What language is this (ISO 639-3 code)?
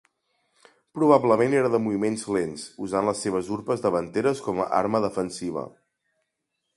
cat